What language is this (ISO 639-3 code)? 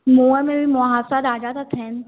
snd